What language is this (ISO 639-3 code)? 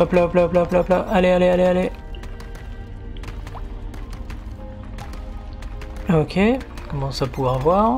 fra